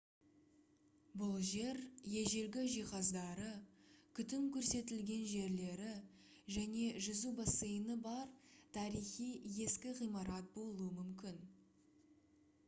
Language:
Kazakh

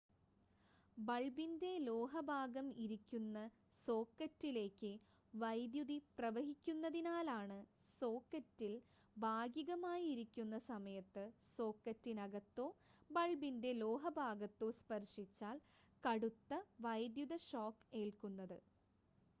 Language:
Malayalam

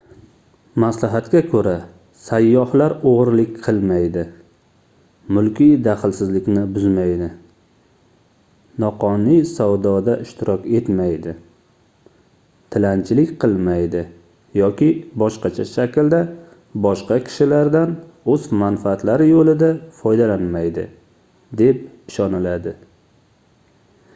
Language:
Uzbek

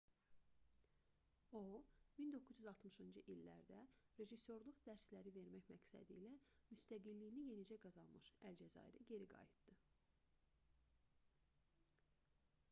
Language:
Azerbaijani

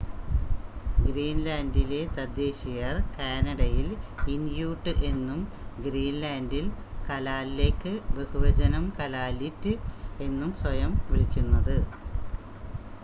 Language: Malayalam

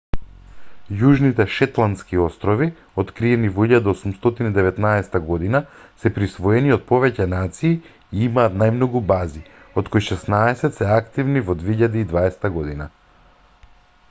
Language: Macedonian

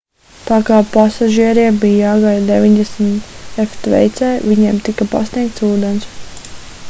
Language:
Latvian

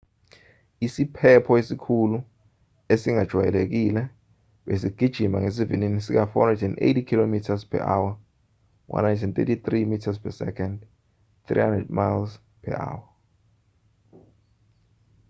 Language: Zulu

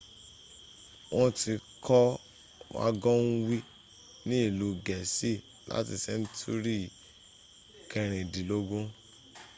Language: Yoruba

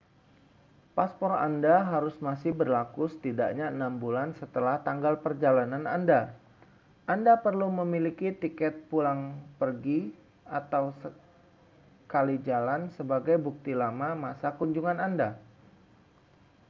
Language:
Indonesian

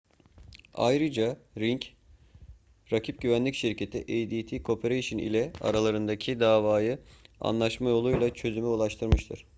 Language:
Turkish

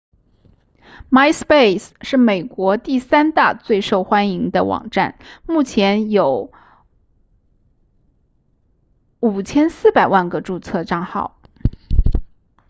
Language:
Chinese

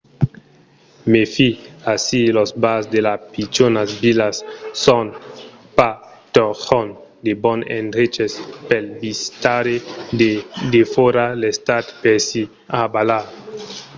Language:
Occitan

